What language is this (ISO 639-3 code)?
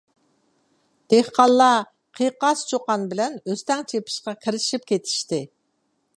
uig